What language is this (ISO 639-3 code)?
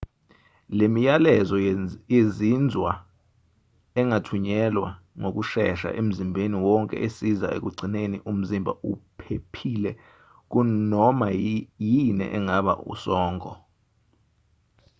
zul